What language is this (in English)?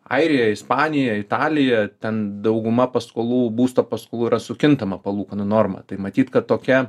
Lithuanian